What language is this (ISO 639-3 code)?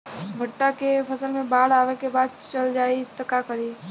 bho